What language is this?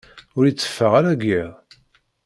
Kabyle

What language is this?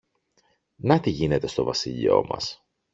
Greek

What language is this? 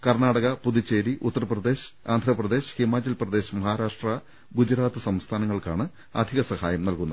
Malayalam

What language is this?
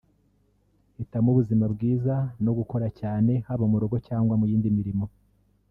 Kinyarwanda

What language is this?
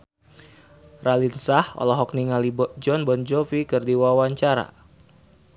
Sundanese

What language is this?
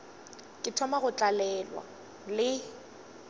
Northern Sotho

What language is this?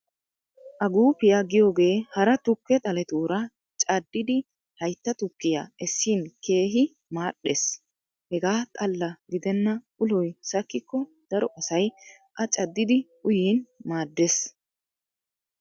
Wolaytta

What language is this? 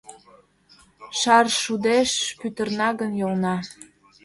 Mari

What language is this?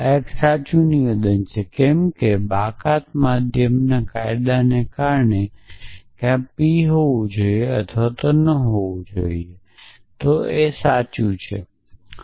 Gujarati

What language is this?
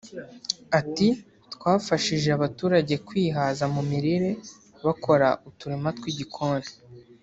Kinyarwanda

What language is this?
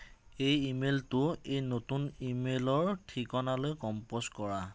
Assamese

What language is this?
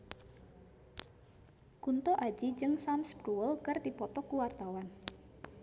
Sundanese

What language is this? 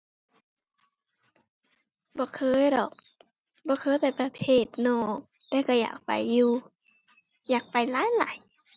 Thai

